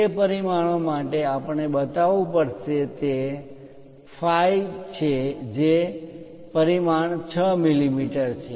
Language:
Gujarati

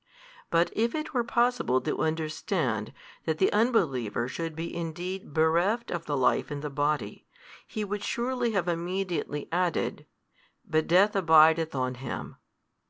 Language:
English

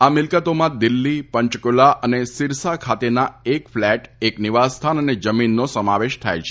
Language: Gujarati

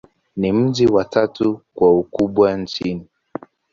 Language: Swahili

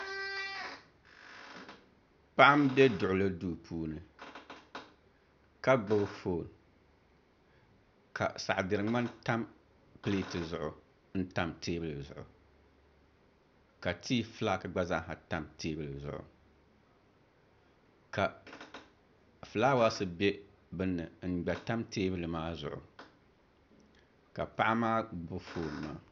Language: Dagbani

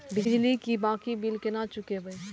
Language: Maithili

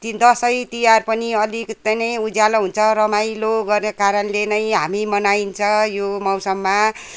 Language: Nepali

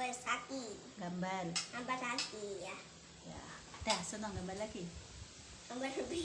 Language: Indonesian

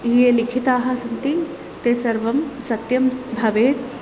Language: Sanskrit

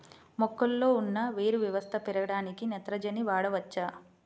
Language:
Telugu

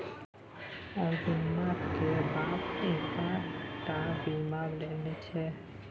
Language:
Maithili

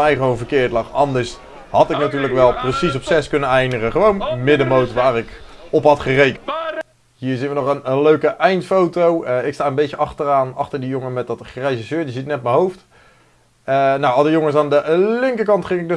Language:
Dutch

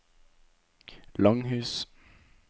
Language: Norwegian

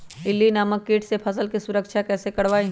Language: Magahi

